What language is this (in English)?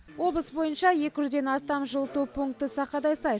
Kazakh